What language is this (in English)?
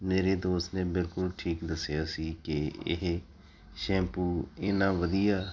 Punjabi